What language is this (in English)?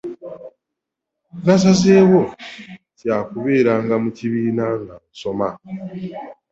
Ganda